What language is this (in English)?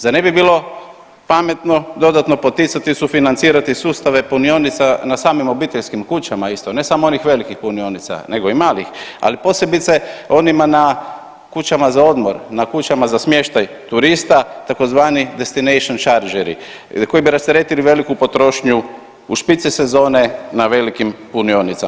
Croatian